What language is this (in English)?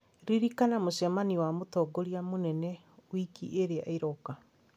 Kikuyu